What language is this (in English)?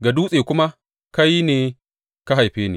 Hausa